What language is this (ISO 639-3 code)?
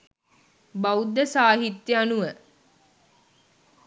sin